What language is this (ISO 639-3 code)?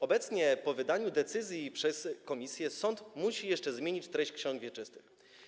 pol